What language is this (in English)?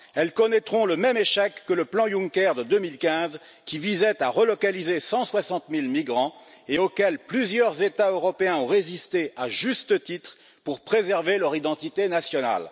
French